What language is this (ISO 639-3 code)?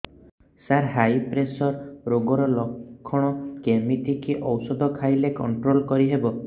ori